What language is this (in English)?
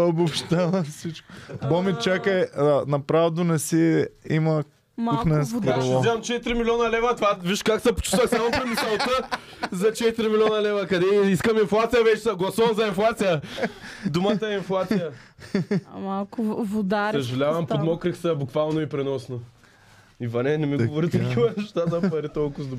Bulgarian